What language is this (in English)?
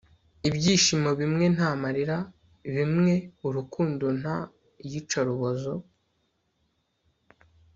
Kinyarwanda